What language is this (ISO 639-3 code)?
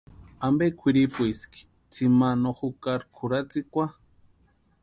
pua